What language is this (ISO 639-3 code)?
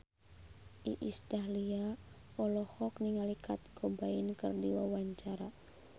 sun